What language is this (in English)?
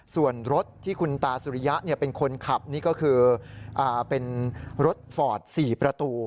Thai